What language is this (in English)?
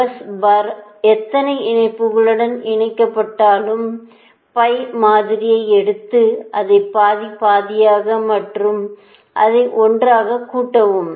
Tamil